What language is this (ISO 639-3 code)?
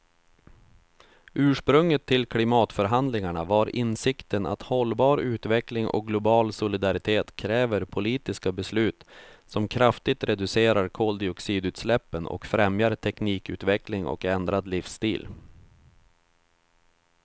swe